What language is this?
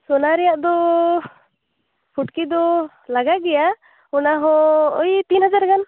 Santali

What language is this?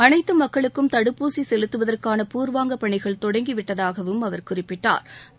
Tamil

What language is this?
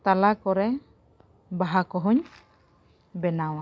Santali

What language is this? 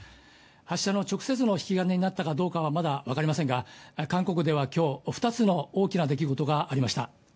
Japanese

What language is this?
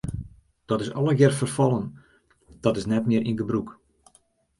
Western Frisian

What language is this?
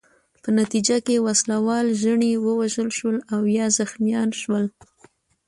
Pashto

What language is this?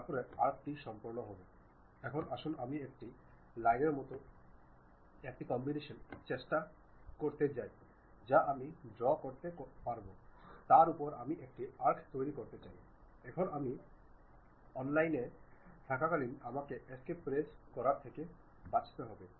Bangla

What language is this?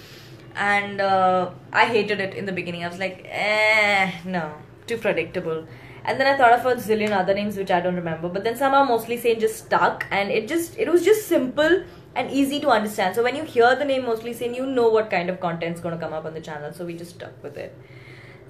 English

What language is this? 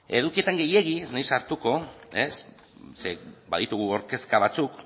Basque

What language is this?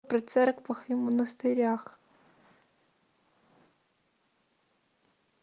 Russian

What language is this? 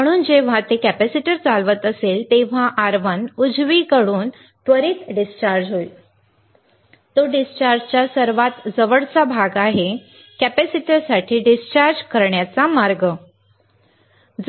Marathi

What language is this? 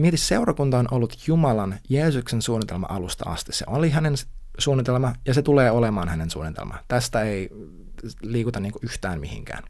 Finnish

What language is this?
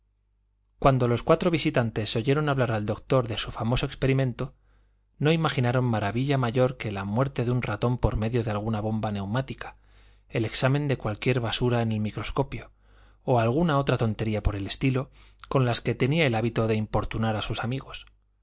Spanish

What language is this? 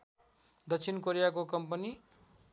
Nepali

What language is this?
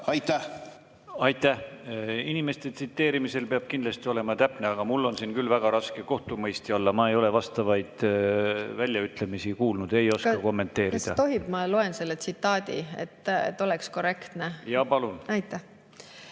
Estonian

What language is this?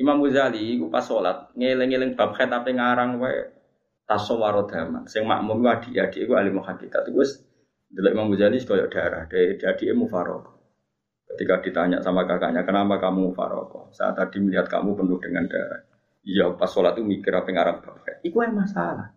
Malay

